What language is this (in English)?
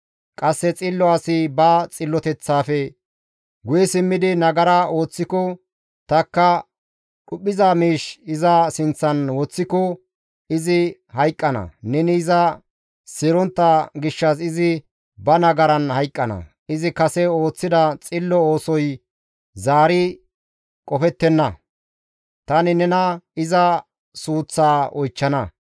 Gamo